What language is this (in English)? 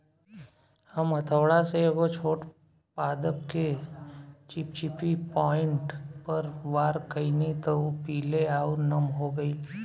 Bhojpuri